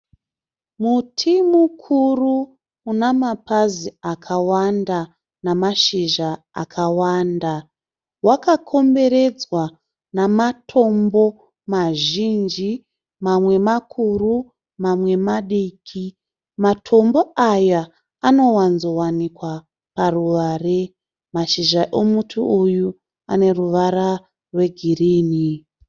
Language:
Shona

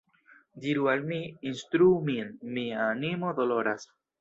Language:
Esperanto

